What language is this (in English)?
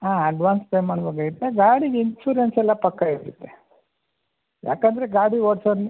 Kannada